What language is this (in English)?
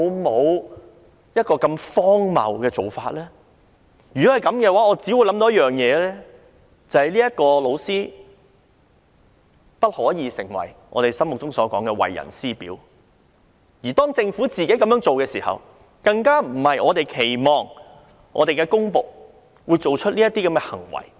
Cantonese